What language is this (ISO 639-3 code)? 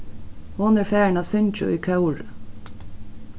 fao